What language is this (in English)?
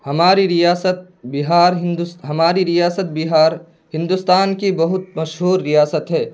Urdu